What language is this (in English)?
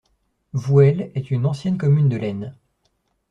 French